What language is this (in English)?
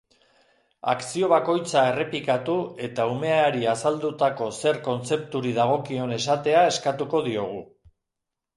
Basque